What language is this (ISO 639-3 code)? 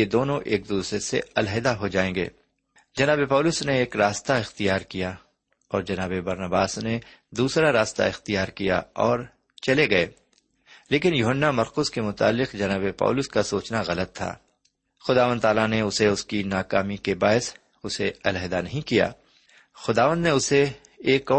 urd